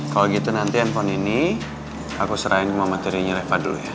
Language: Indonesian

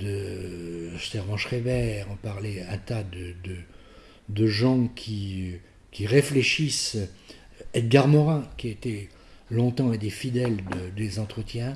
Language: French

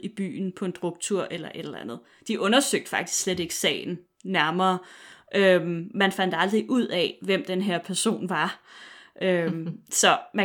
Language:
Danish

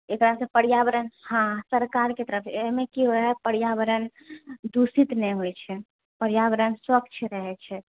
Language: Maithili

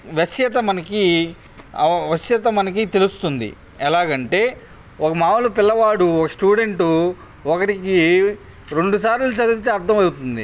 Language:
Telugu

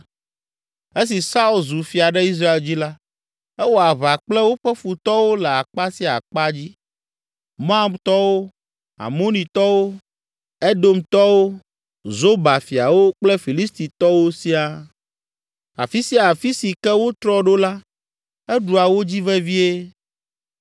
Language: Ewe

